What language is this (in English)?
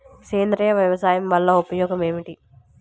Telugu